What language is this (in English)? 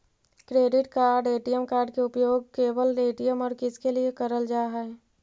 Magahi